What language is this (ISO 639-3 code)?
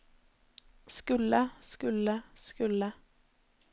nor